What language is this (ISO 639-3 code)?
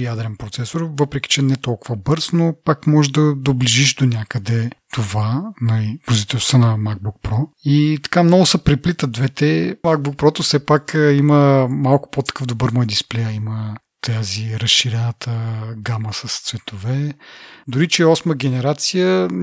bul